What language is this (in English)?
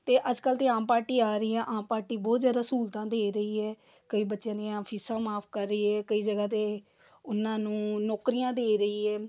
Punjabi